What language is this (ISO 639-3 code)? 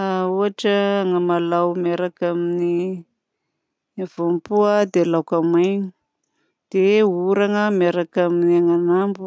bzc